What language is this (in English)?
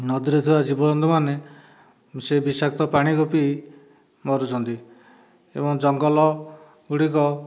Odia